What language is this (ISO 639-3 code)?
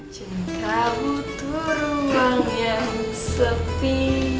ind